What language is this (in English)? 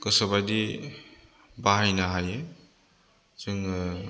Bodo